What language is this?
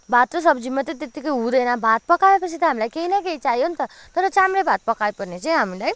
Nepali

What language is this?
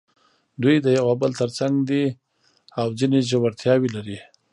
Pashto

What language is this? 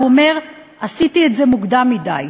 Hebrew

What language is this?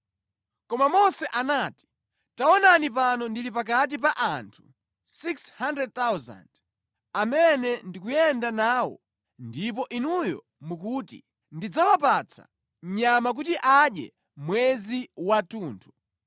Nyanja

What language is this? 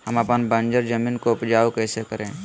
Magahi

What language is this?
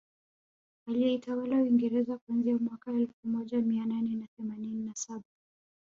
Swahili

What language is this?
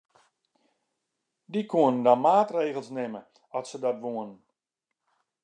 Western Frisian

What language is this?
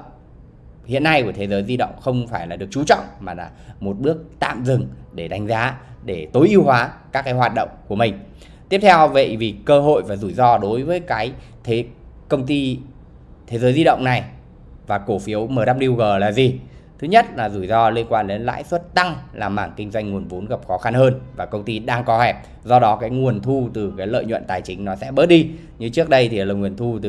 Vietnamese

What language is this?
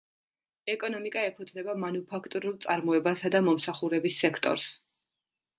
Georgian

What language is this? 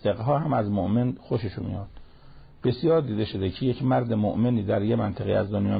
Persian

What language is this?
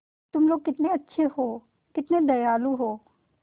Hindi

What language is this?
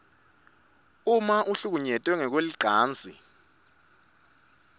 Swati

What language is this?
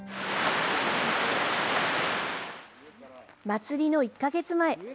Japanese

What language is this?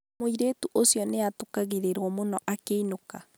Kikuyu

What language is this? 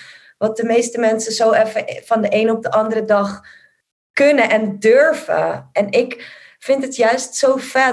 Dutch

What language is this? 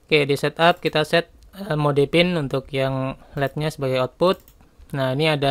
Indonesian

